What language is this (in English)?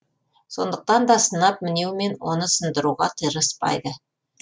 Kazakh